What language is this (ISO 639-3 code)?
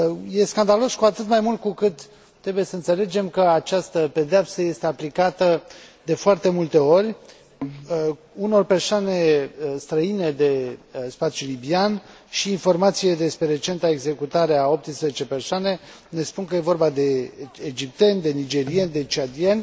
ron